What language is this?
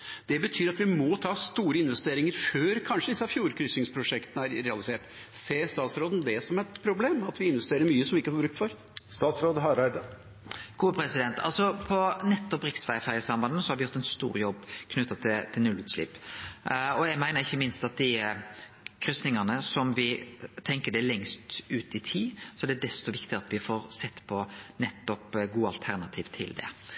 Norwegian Nynorsk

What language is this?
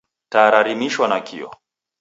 Taita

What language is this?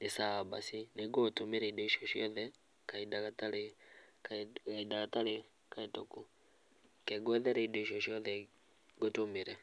Kikuyu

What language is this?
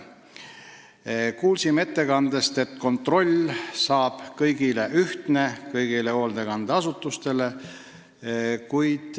Estonian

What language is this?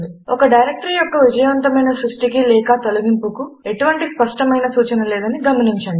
Telugu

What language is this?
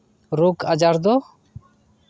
Santali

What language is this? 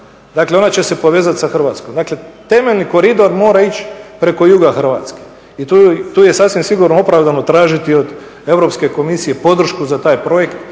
Croatian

